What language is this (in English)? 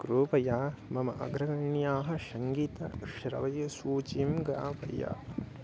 Sanskrit